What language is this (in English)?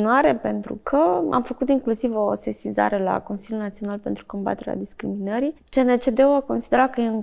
Romanian